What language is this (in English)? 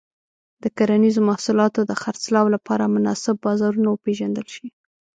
Pashto